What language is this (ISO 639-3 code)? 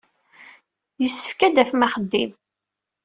kab